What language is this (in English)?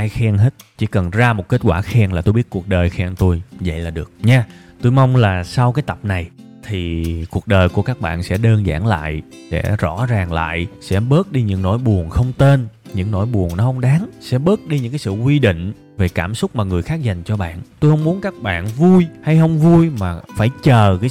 Vietnamese